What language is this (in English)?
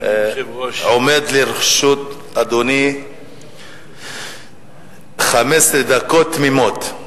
Hebrew